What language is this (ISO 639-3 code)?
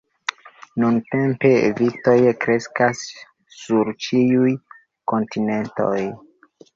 epo